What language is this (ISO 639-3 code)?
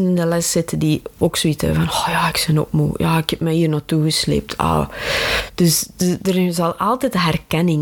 nld